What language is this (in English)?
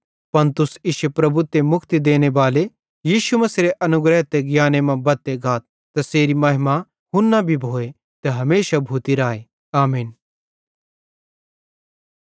Bhadrawahi